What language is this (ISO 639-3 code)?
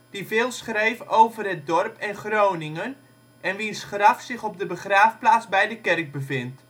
nld